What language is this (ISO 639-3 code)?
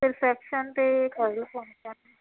pan